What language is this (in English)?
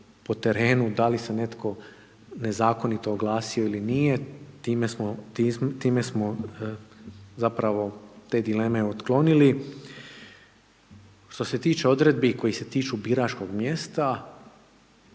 Croatian